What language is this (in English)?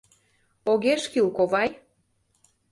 Mari